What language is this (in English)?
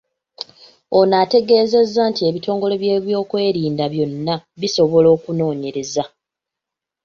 Ganda